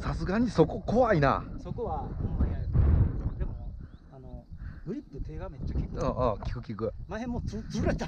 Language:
Japanese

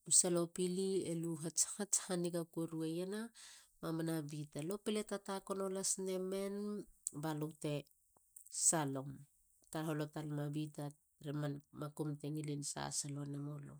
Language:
Halia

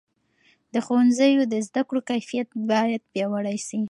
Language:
Pashto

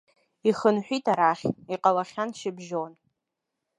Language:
Abkhazian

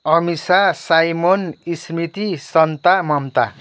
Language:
Nepali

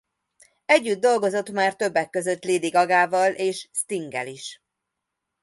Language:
Hungarian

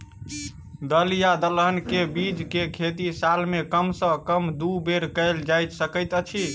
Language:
Maithili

